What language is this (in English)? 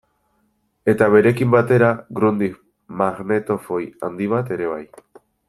Basque